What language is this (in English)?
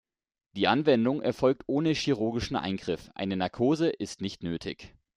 German